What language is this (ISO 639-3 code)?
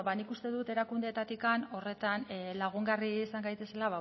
eus